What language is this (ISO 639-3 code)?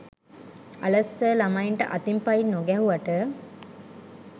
sin